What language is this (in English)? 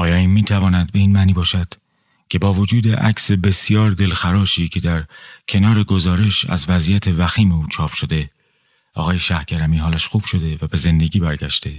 Persian